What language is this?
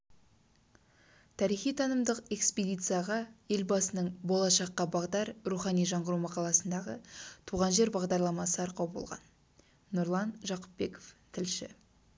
Kazakh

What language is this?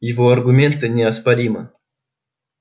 Russian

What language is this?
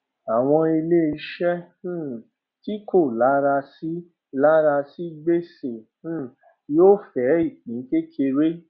Yoruba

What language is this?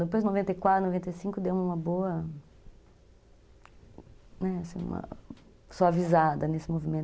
Portuguese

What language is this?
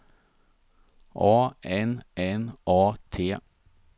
Swedish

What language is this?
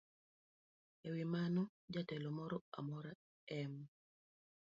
Luo (Kenya and Tanzania)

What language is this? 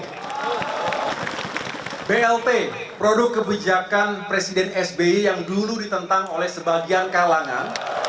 Indonesian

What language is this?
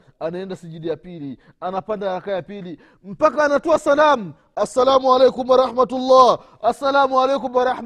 Swahili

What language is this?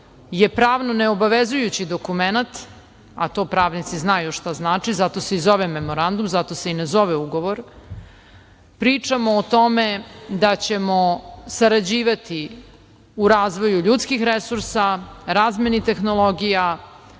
Serbian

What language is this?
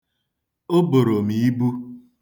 Igbo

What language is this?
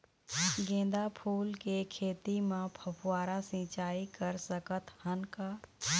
Chhattisgarhi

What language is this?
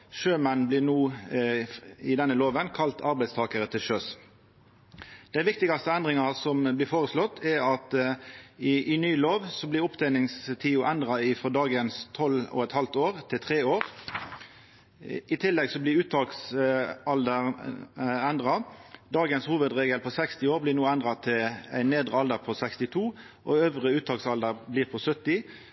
Norwegian Nynorsk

